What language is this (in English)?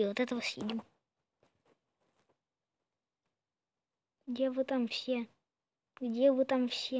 Russian